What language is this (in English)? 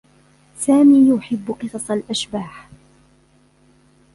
Arabic